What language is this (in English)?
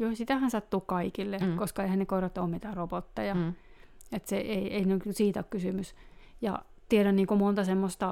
Finnish